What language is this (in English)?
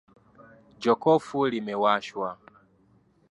Swahili